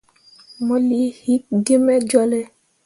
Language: Mundang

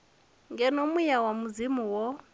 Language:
Venda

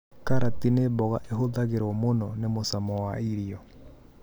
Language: Kikuyu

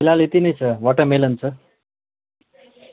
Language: Nepali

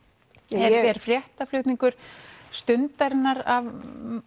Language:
Icelandic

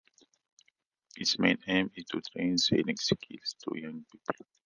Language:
English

